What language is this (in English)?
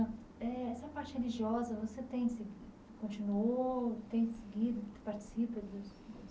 Portuguese